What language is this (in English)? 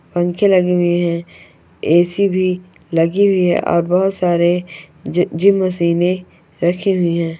Magahi